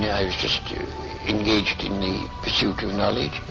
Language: English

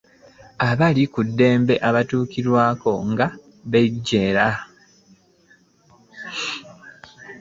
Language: Ganda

